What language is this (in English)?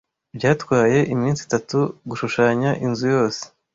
Kinyarwanda